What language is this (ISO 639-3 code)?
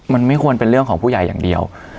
tha